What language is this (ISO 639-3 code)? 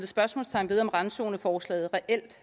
dan